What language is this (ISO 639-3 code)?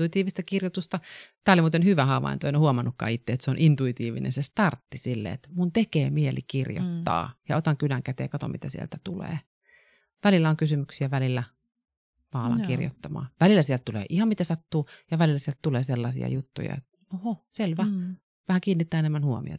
fin